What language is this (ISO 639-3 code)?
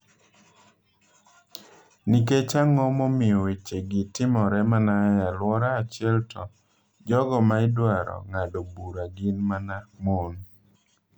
luo